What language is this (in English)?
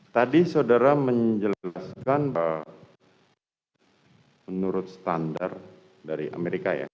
Indonesian